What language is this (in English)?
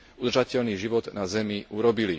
Slovak